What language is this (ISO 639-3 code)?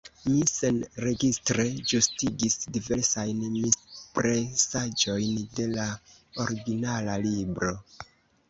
epo